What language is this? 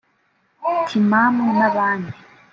Kinyarwanda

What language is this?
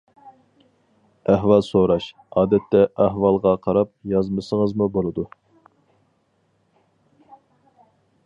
Uyghur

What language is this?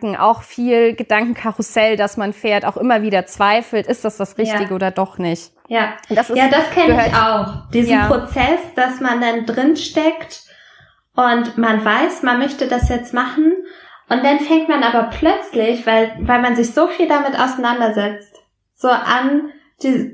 German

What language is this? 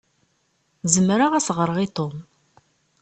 Kabyle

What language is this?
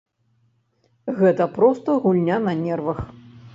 Belarusian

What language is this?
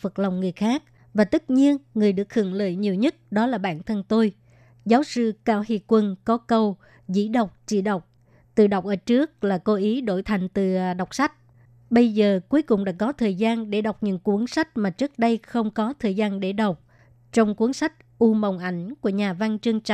Vietnamese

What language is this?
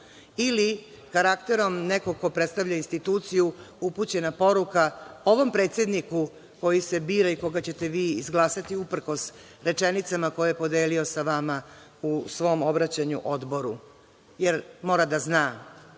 Serbian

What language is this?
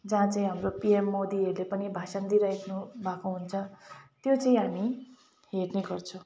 Nepali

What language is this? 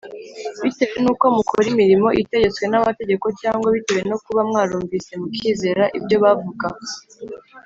Kinyarwanda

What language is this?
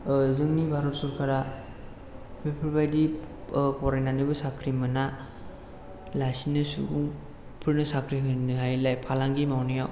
Bodo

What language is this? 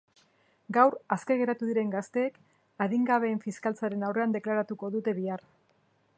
Basque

